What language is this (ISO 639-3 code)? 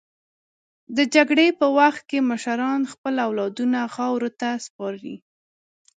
pus